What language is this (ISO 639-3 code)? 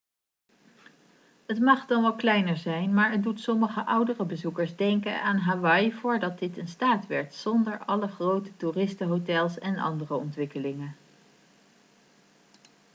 nld